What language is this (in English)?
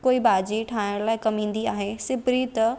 Sindhi